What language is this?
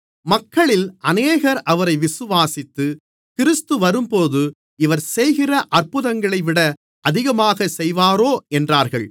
Tamil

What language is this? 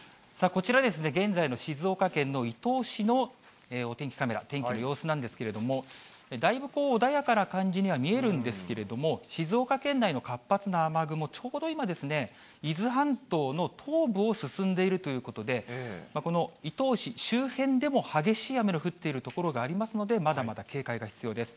Japanese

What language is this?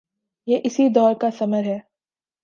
Urdu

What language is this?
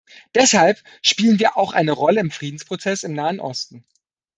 German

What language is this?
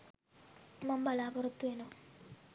Sinhala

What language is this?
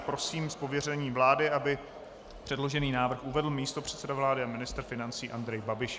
Czech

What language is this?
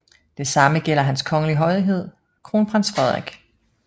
Danish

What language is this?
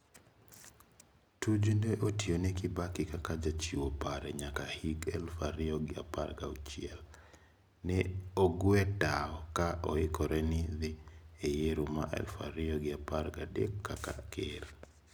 Luo (Kenya and Tanzania)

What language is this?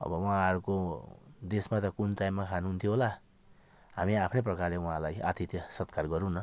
Nepali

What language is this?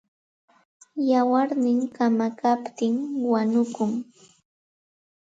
Santa Ana de Tusi Pasco Quechua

